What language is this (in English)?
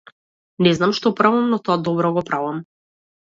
Macedonian